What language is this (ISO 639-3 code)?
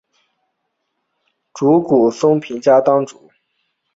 zho